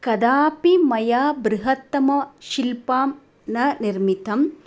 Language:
Sanskrit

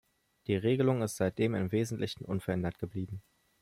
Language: German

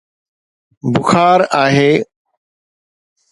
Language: Sindhi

